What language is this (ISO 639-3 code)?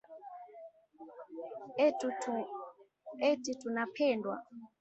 swa